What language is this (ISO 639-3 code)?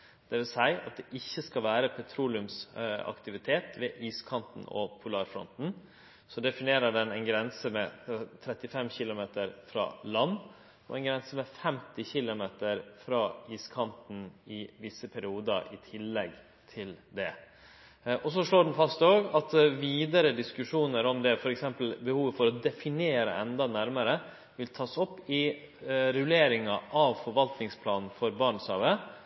nno